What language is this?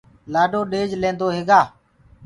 Gurgula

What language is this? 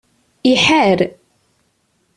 Kabyle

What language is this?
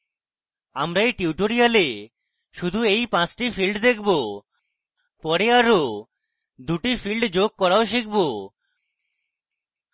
Bangla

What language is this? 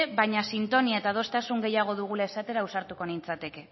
Basque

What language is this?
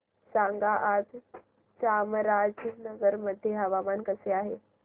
Marathi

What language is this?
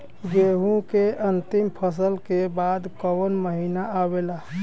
Bhojpuri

